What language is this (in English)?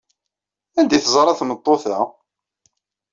Kabyle